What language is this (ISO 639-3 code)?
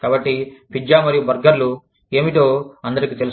tel